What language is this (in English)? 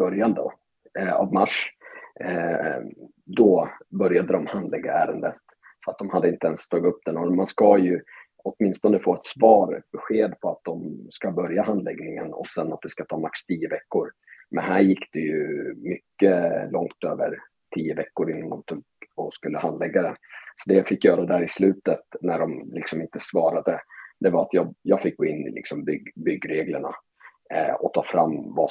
Swedish